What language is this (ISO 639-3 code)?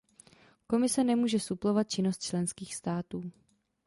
ces